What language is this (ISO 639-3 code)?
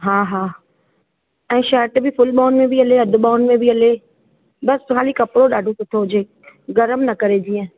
snd